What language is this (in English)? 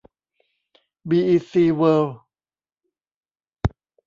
Thai